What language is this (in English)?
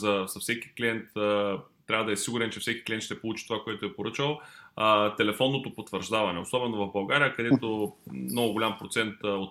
Bulgarian